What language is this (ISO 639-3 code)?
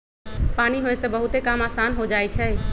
mag